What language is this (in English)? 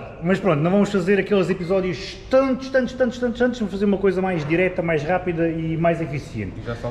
Portuguese